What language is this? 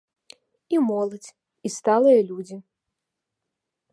Belarusian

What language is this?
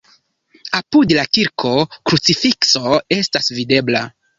Esperanto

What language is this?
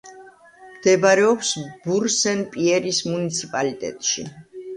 Georgian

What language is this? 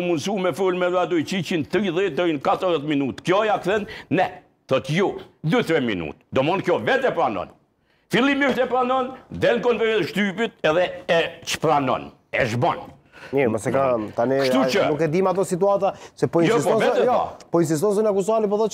Romanian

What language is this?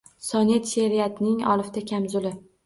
Uzbek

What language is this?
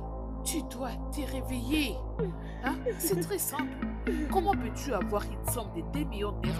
French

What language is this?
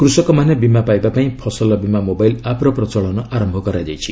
Odia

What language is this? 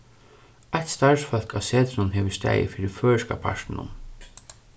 Faroese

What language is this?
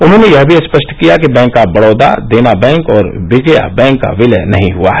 Hindi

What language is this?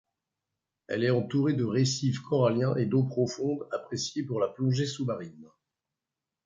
French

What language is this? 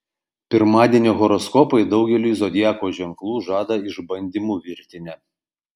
Lithuanian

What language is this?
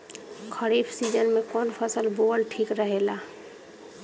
Bhojpuri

